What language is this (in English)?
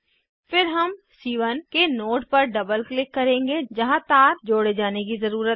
Hindi